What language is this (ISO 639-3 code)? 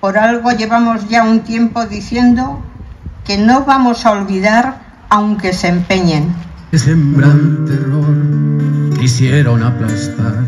spa